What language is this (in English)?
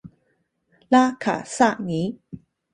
Chinese